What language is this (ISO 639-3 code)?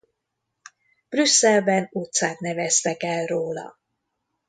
hun